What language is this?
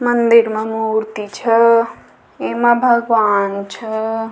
Rajasthani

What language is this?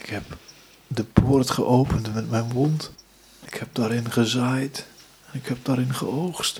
Dutch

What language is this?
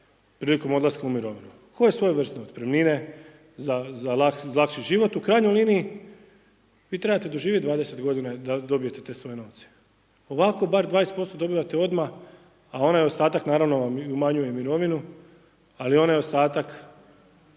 Croatian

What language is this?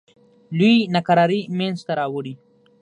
Pashto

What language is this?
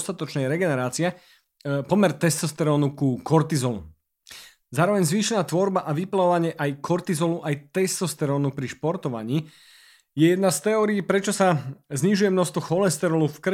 Slovak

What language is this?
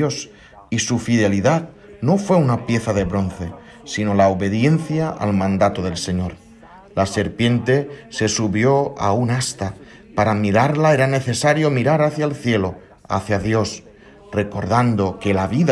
Spanish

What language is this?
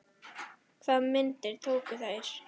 Icelandic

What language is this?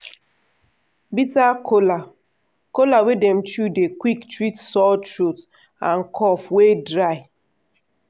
Nigerian Pidgin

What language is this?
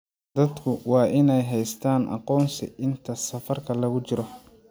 Somali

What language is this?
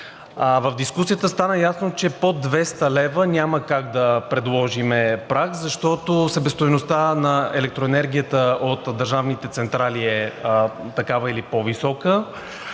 Bulgarian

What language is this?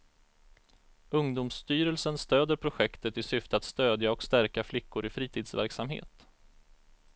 Swedish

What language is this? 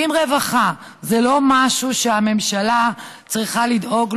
Hebrew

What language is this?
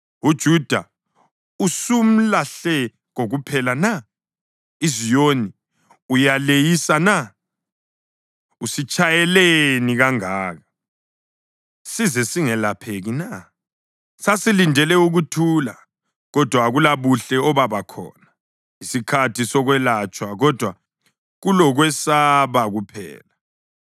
North Ndebele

